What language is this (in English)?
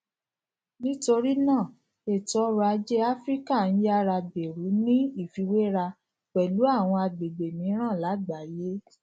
Yoruba